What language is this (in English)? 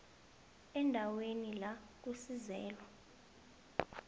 South Ndebele